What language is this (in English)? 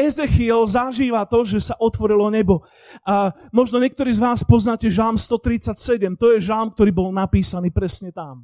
Slovak